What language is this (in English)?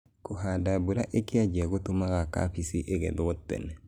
Kikuyu